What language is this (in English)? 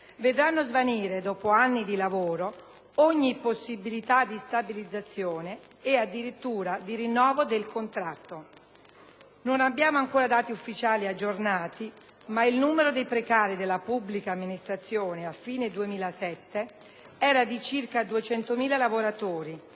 Italian